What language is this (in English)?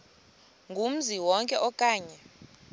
Xhosa